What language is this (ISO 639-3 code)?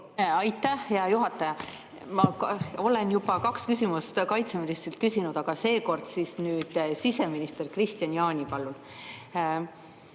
est